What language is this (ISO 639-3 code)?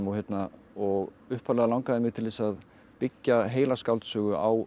isl